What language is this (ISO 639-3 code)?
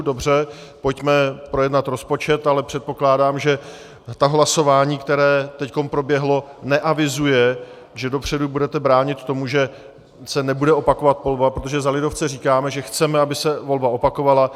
ces